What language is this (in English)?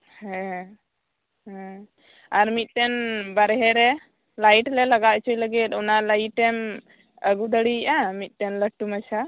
Santali